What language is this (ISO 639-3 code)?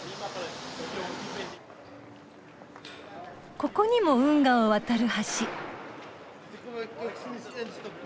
jpn